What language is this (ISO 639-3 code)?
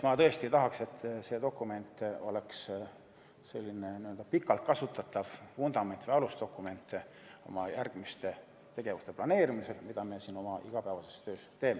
est